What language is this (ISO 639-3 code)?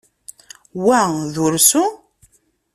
kab